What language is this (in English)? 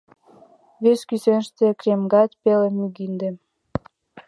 Mari